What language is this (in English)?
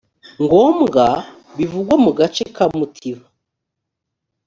Kinyarwanda